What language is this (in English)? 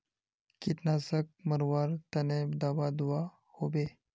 Magahi